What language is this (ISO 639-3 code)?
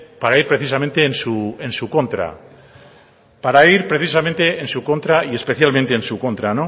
spa